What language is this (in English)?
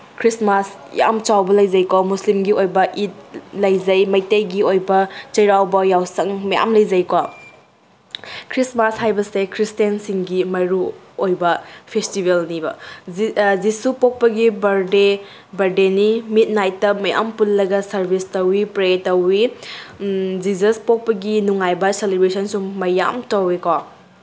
Manipuri